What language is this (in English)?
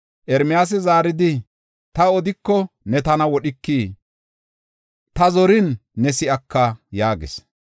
Gofa